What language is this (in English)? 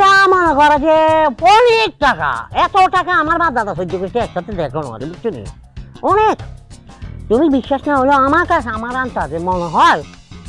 Bangla